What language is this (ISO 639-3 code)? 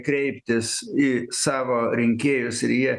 lit